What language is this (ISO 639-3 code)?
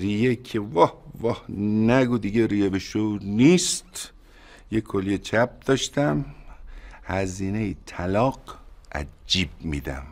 fas